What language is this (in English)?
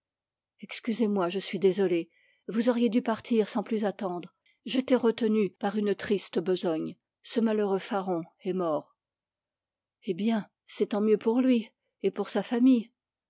French